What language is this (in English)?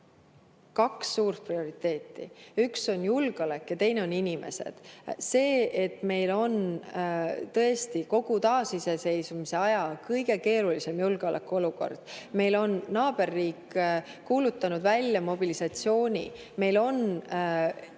Estonian